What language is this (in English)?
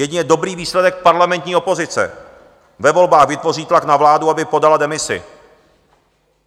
Czech